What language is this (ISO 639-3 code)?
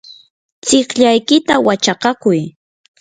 qur